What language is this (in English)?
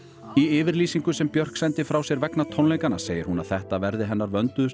Icelandic